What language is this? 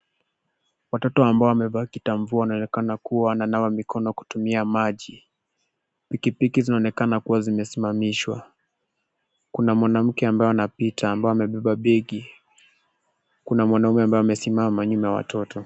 Swahili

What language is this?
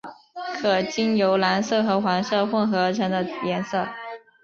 Chinese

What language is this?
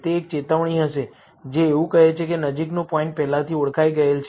Gujarati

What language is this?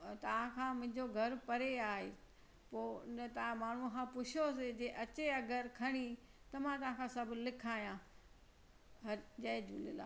Sindhi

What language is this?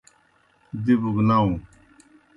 Kohistani Shina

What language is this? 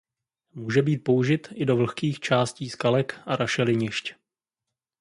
Czech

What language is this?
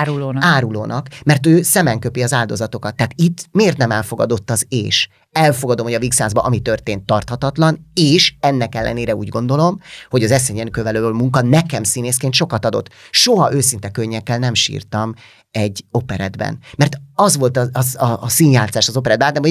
Hungarian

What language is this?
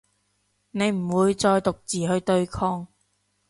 Cantonese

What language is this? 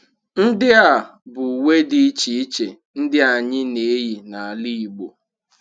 Igbo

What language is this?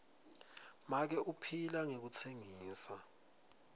Swati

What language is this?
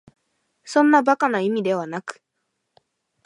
Japanese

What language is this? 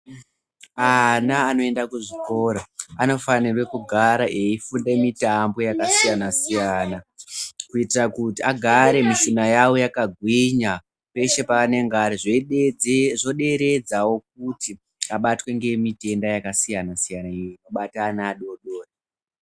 Ndau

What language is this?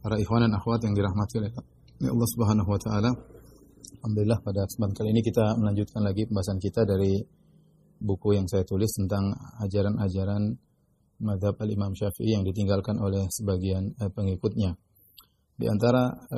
Indonesian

